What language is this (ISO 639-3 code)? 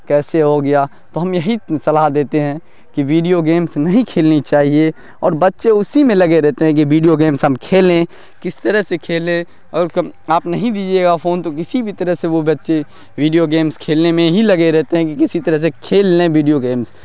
urd